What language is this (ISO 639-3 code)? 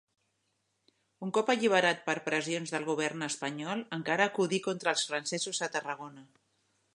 cat